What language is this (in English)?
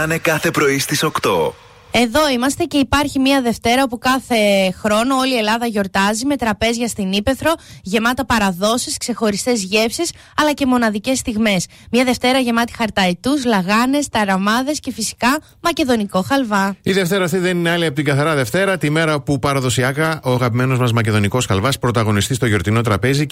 Greek